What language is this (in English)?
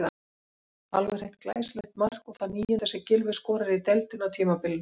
Icelandic